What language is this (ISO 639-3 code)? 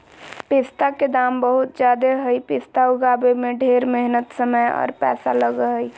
mag